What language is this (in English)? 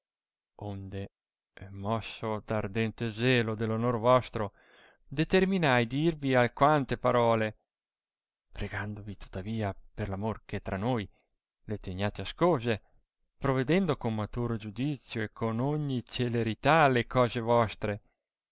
Italian